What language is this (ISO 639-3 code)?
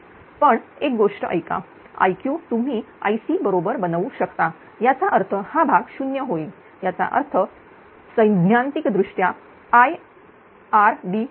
mar